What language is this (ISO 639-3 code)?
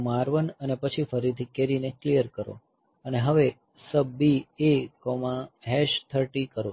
guj